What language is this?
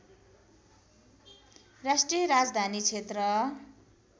Nepali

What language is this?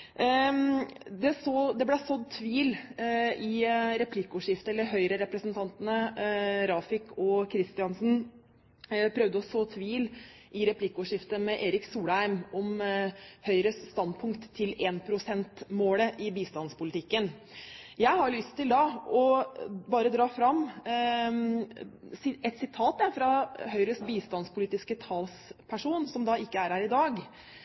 Norwegian Bokmål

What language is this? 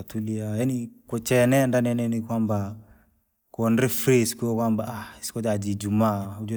Langi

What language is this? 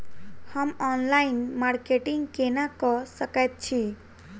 Maithili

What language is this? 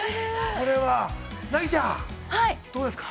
Japanese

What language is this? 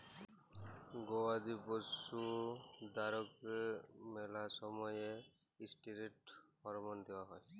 Bangla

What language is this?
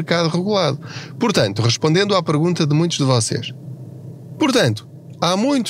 Portuguese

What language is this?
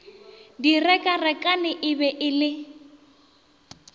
Northern Sotho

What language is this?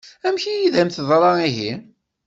Kabyle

